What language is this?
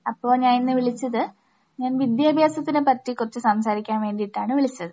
Malayalam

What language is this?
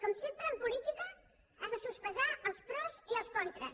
Catalan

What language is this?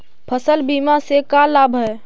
Magahi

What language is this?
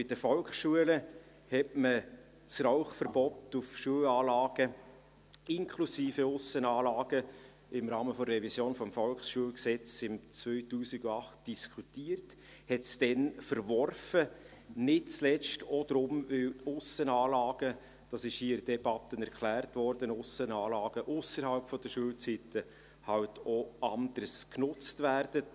Swiss German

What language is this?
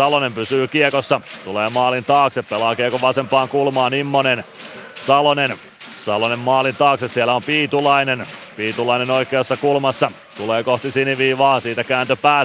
Finnish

